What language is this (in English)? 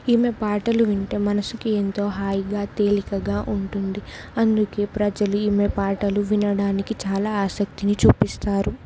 Telugu